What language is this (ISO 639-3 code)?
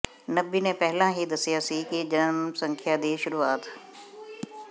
pan